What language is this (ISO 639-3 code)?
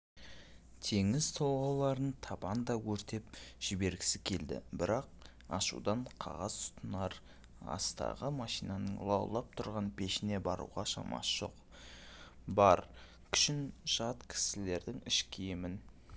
kaz